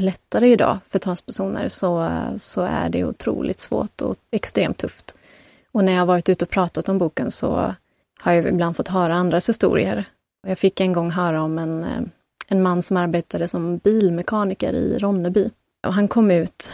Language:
Swedish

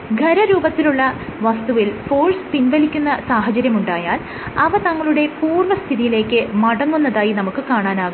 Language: Malayalam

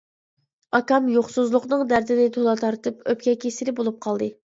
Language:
Uyghur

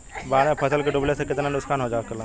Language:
Bhojpuri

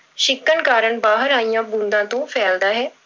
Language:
Punjabi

